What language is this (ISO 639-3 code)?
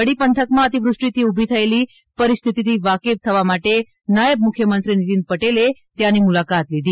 guj